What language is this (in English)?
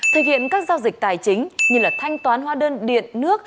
Vietnamese